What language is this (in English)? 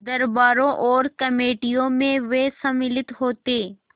Hindi